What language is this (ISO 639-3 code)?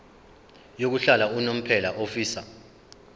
zul